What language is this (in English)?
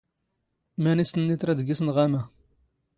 Standard Moroccan Tamazight